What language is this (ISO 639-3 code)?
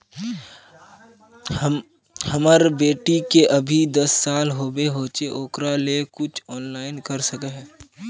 mag